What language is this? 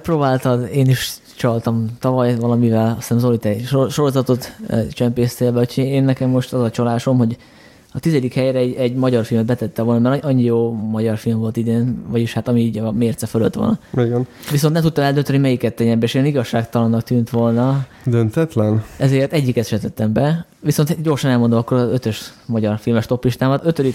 Hungarian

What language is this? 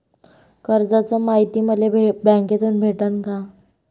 Marathi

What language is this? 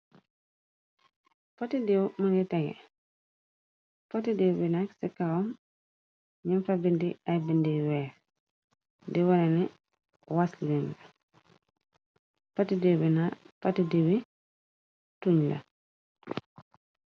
Wolof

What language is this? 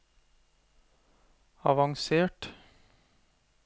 Norwegian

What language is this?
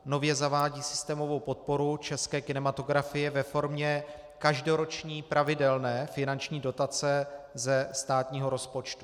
Czech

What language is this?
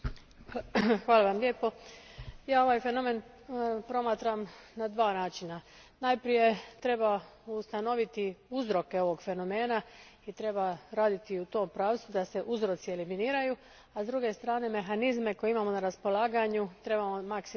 Croatian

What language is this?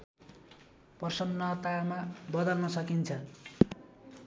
Nepali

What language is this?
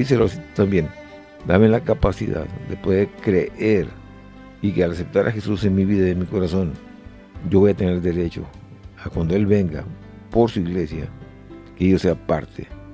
Spanish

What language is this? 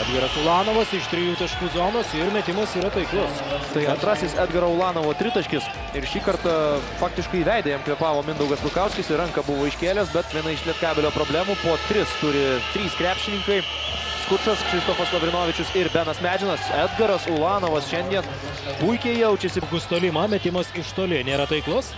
Lithuanian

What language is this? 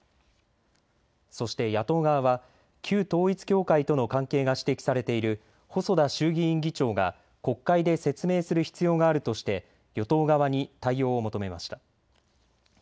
Japanese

